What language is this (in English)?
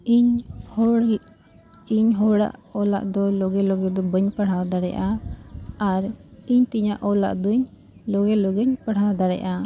Santali